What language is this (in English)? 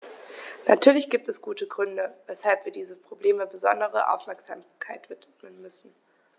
German